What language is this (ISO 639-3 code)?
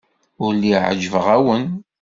kab